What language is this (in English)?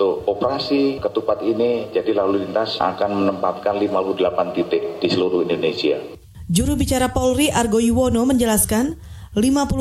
Indonesian